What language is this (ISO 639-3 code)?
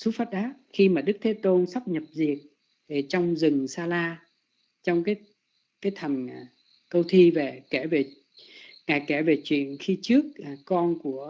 vie